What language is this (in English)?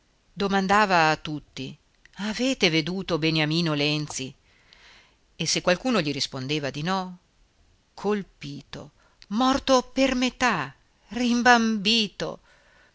Italian